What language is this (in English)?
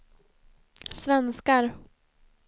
Swedish